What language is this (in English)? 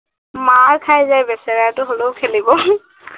Assamese